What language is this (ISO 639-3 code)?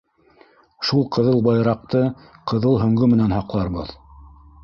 bak